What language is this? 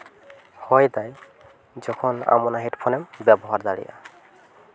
Santali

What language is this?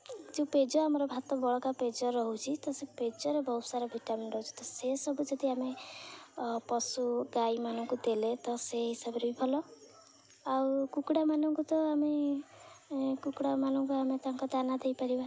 Odia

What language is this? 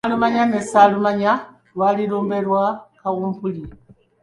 Ganda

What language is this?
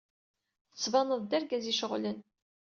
Kabyle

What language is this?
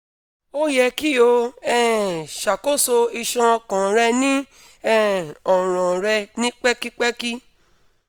Yoruba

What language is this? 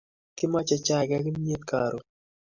Kalenjin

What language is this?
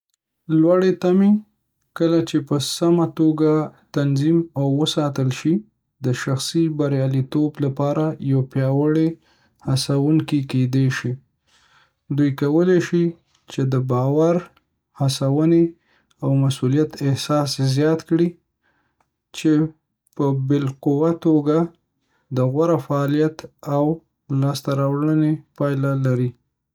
Pashto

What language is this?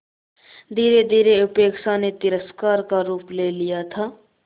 Hindi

